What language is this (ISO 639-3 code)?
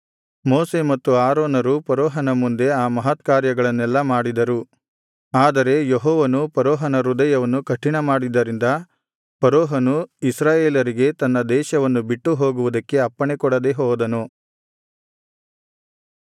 kan